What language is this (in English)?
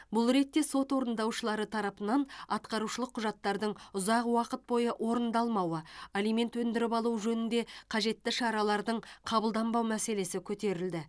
Kazakh